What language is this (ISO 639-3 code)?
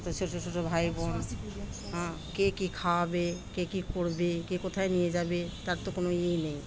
ben